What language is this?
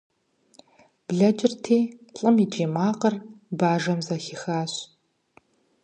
Kabardian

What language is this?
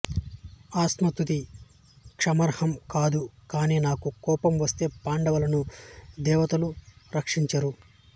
Telugu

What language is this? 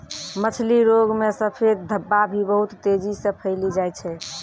Maithili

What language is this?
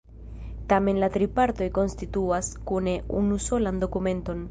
Esperanto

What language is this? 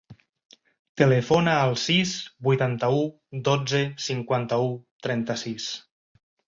Catalan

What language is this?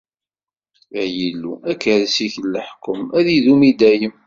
Kabyle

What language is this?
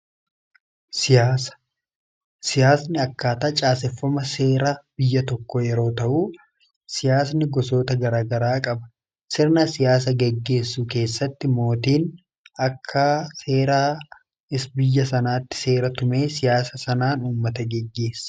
Oromo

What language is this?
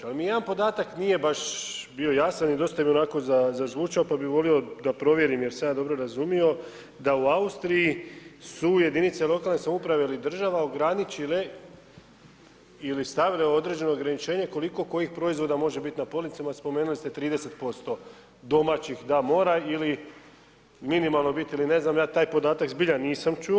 Croatian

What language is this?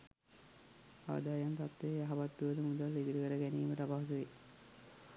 Sinhala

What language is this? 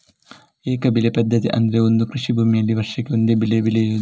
Kannada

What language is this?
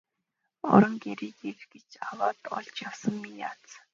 Mongolian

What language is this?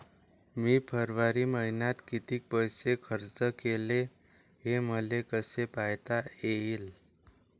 Marathi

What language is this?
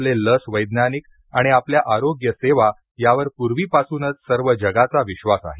Marathi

